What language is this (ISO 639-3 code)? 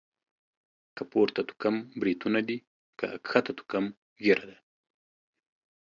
pus